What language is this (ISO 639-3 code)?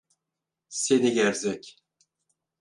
tur